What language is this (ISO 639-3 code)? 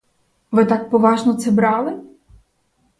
ukr